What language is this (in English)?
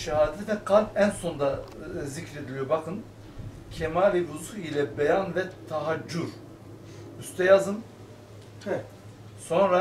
Turkish